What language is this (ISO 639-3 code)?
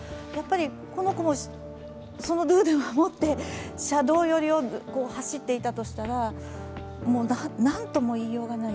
jpn